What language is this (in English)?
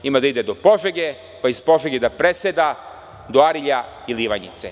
Serbian